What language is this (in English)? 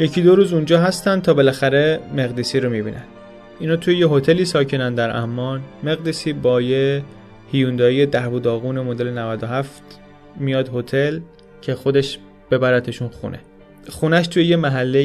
Persian